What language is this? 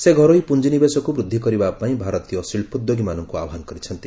Odia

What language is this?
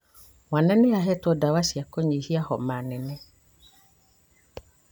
Kikuyu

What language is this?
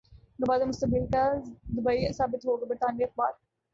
Urdu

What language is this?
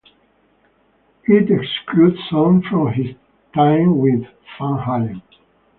English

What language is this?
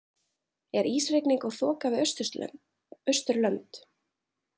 Icelandic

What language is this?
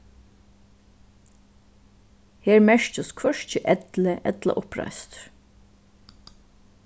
Faroese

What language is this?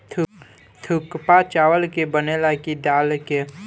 Bhojpuri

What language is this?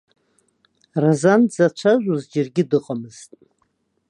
Abkhazian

